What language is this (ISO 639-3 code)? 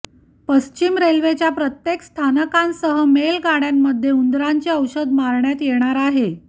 mar